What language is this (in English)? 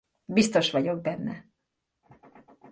Hungarian